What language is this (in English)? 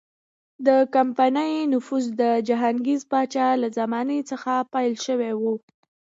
Pashto